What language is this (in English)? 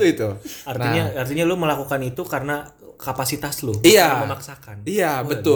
Indonesian